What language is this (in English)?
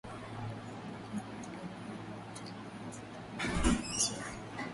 Swahili